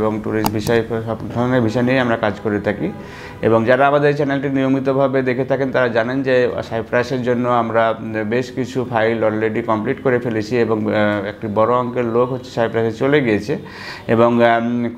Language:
Bangla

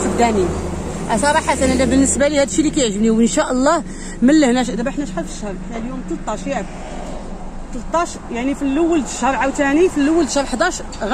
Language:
Arabic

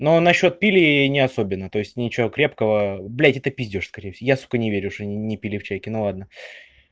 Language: Russian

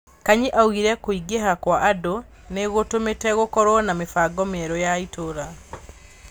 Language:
Kikuyu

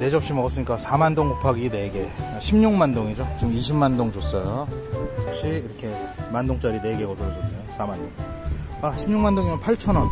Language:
Korean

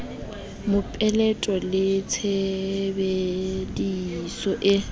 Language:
Southern Sotho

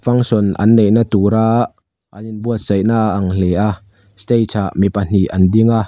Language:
Mizo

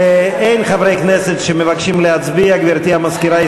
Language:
Hebrew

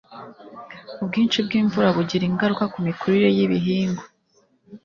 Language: Kinyarwanda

